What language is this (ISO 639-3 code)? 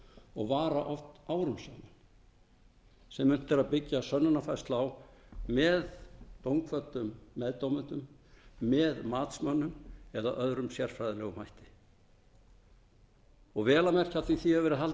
isl